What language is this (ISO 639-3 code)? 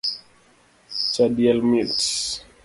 luo